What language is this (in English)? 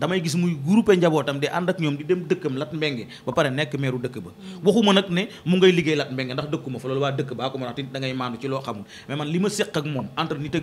Turkish